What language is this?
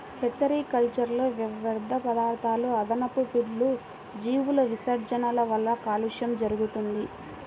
Telugu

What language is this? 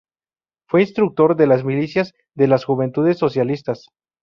Spanish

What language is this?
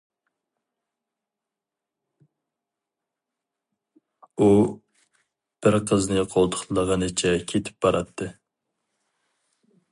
Uyghur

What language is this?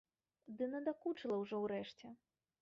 Belarusian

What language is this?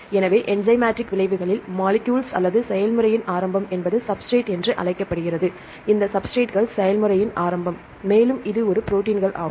Tamil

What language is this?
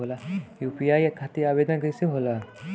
Bhojpuri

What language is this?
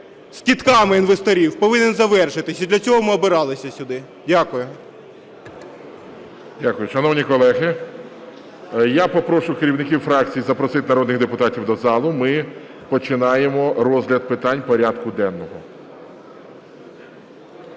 Ukrainian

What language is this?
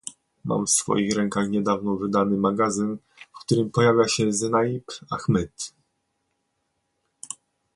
Polish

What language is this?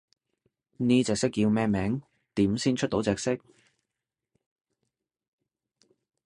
Cantonese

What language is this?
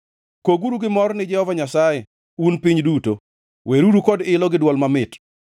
Luo (Kenya and Tanzania)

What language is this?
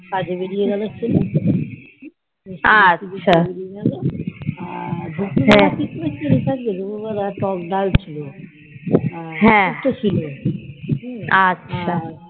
Bangla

